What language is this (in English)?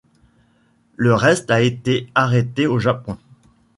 French